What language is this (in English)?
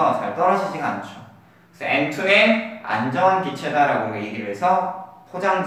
Korean